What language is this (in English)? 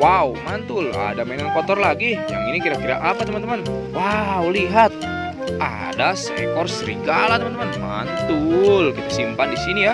Indonesian